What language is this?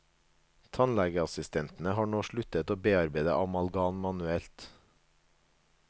Norwegian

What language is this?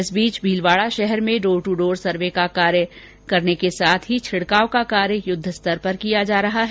Hindi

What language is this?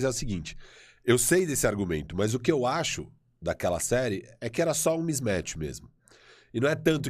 Portuguese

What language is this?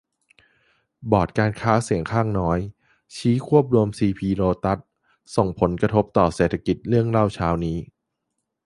Thai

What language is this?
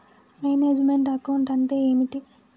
Telugu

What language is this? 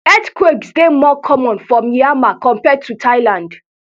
Nigerian Pidgin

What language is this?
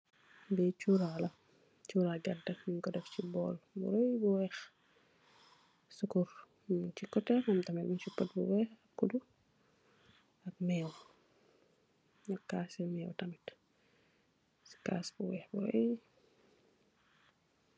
Wolof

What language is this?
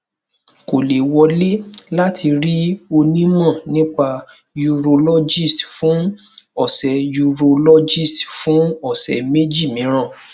Yoruba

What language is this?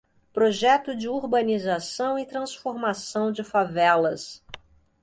Portuguese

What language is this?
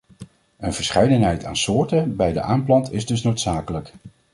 Dutch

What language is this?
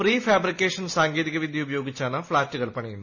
Malayalam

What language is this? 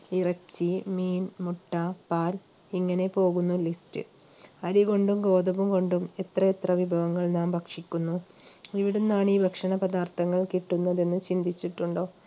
Malayalam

